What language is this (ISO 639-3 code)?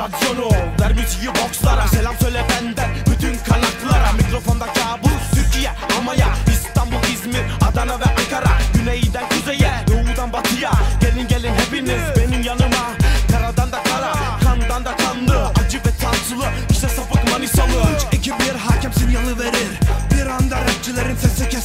tur